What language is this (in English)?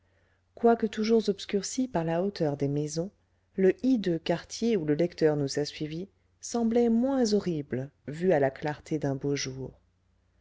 French